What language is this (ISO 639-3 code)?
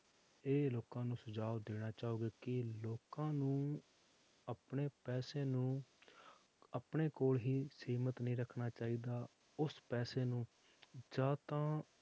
pan